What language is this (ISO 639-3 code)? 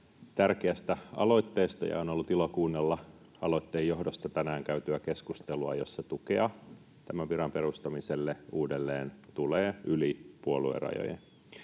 fin